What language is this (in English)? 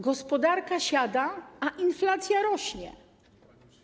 Polish